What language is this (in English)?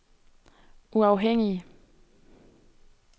Danish